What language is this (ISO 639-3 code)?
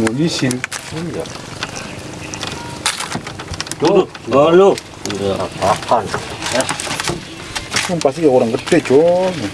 ind